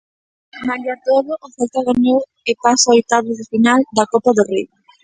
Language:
Galician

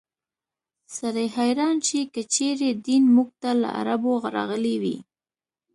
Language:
Pashto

